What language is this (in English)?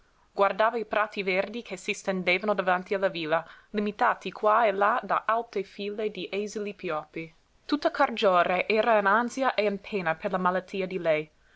Italian